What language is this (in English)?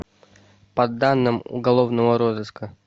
Russian